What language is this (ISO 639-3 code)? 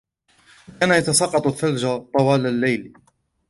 ara